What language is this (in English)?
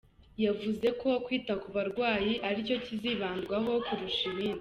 Kinyarwanda